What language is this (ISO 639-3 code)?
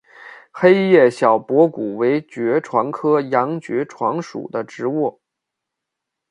zho